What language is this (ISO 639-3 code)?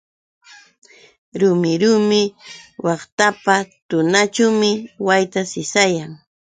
qux